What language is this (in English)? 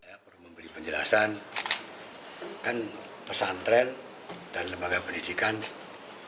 Indonesian